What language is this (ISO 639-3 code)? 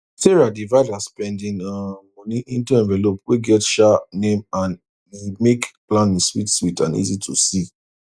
pcm